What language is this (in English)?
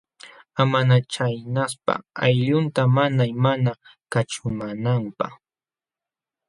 Jauja Wanca Quechua